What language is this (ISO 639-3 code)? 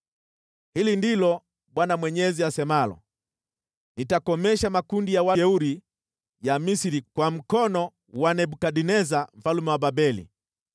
swa